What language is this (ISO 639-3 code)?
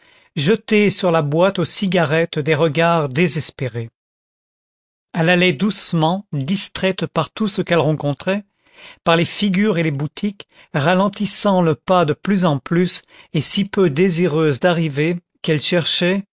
fra